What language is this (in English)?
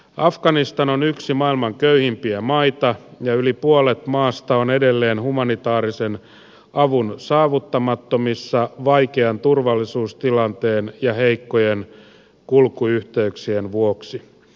Finnish